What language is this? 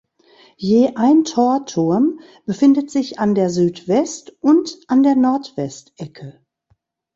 German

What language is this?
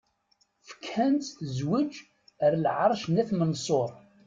Kabyle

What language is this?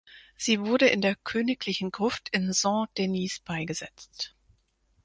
German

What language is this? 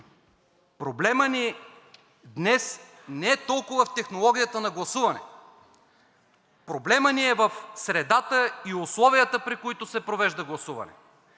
Bulgarian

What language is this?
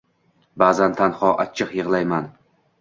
Uzbek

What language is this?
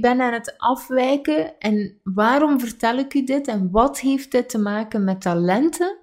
Dutch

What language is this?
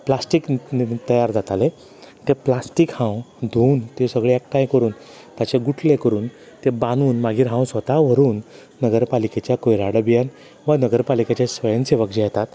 Konkani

